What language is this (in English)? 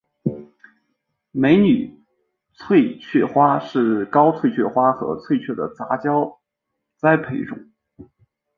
Chinese